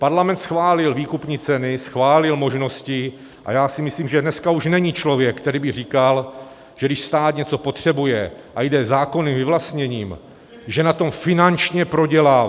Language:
Czech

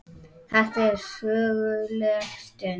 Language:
Icelandic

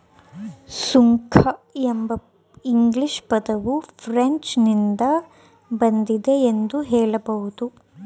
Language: Kannada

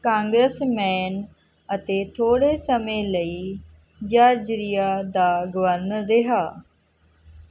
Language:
Punjabi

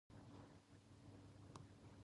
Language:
Japanese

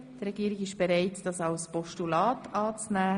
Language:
Swiss German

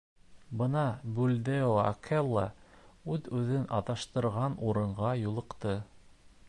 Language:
Bashkir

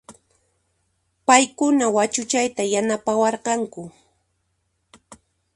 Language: Puno Quechua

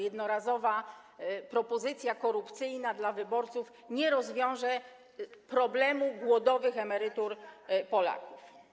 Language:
Polish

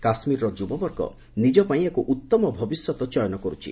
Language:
Odia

